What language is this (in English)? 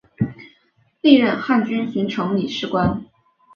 Chinese